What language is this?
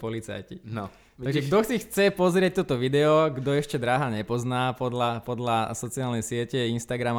Slovak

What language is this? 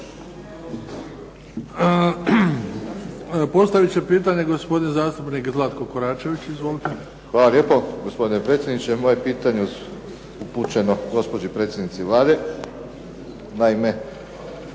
Croatian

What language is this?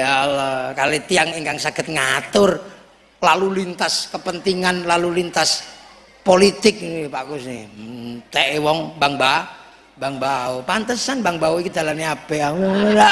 Indonesian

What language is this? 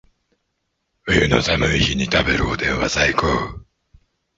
Japanese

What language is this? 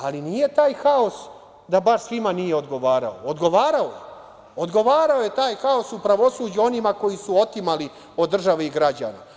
Serbian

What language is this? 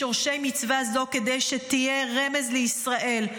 Hebrew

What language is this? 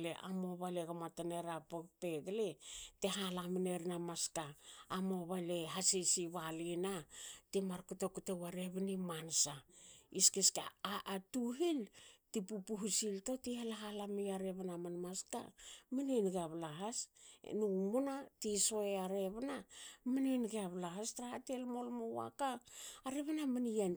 Hakö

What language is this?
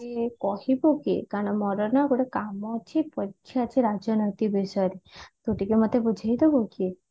Odia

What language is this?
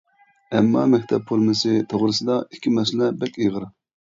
Uyghur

